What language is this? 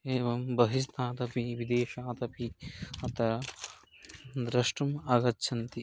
Sanskrit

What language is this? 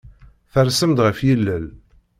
Kabyle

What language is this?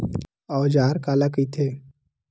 Chhattisgarhi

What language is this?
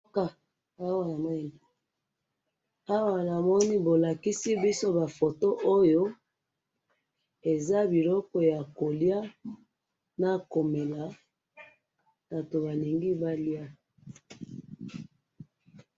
Lingala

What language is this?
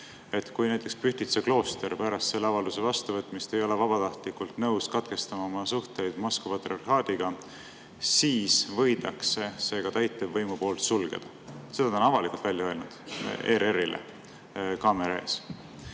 Estonian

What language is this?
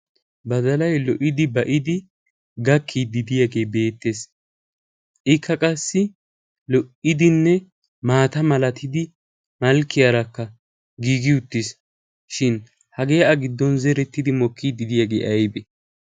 Wolaytta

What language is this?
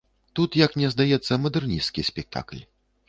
Belarusian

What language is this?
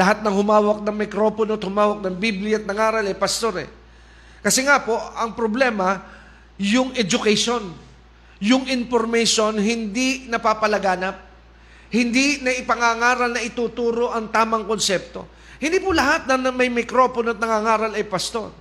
Filipino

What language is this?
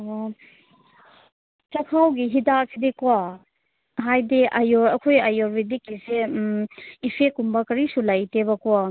Manipuri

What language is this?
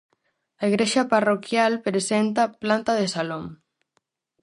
Galician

